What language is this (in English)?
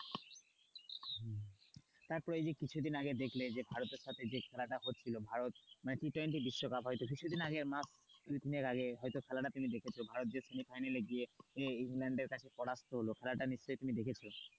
Bangla